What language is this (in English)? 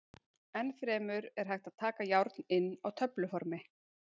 Icelandic